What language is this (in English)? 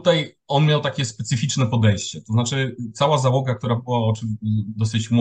Polish